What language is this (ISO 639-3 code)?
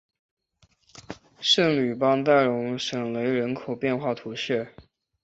zho